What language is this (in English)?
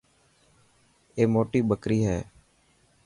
Dhatki